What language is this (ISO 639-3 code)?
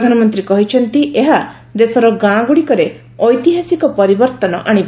ori